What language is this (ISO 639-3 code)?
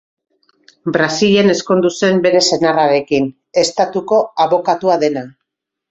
eus